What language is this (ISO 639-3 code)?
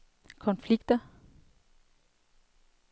dan